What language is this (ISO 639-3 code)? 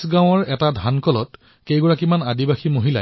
asm